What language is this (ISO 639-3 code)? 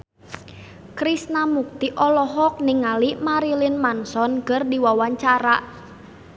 sun